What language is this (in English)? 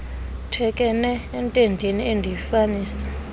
Xhosa